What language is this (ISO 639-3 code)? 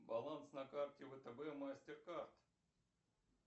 rus